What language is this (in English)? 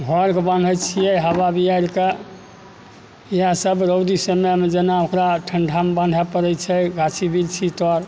Maithili